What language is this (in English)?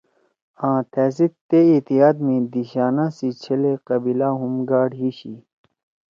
Torwali